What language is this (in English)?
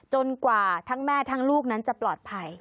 Thai